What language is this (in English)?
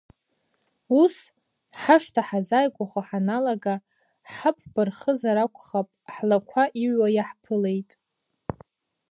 Abkhazian